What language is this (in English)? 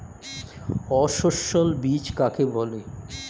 Bangla